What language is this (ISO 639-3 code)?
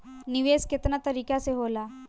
bho